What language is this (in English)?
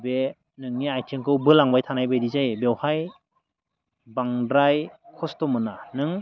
Bodo